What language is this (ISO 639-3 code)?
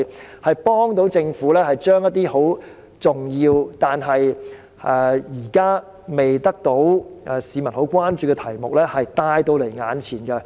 yue